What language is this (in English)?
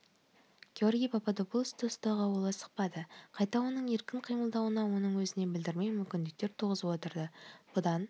Kazakh